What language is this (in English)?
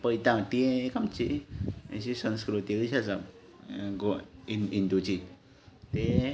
Konkani